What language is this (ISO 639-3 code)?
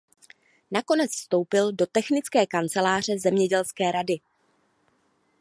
ces